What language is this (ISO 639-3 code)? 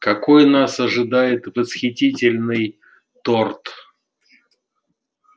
rus